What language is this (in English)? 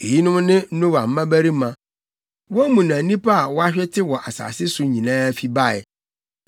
Akan